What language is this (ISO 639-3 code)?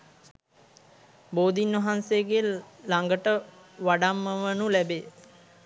sin